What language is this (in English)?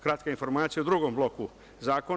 Serbian